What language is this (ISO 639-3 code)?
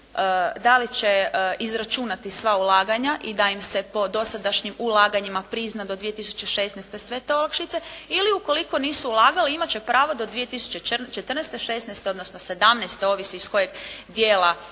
hrv